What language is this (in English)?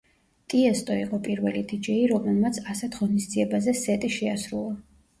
Georgian